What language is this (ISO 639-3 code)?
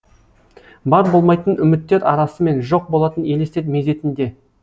kaz